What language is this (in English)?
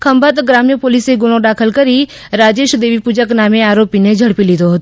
Gujarati